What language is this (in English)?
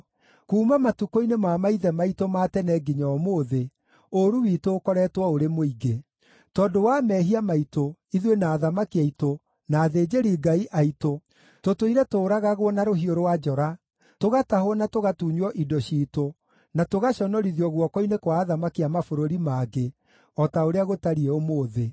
Kikuyu